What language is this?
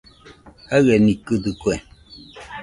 Nüpode Huitoto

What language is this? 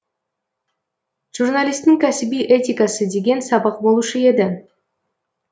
Kazakh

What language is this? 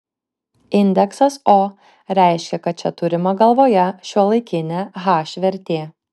Lithuanian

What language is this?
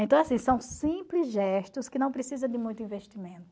Portuguese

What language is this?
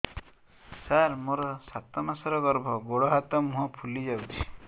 Odia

